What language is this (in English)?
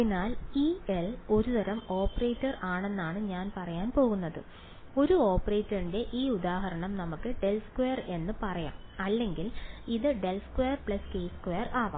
Malayalam